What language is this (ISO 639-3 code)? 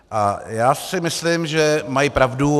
ces